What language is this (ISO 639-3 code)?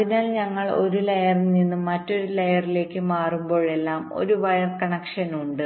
mal